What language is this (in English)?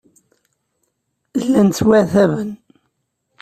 Kabyle